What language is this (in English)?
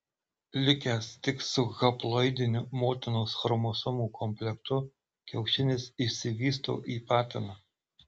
Lithuanian